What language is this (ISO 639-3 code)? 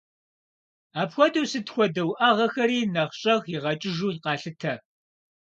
kbd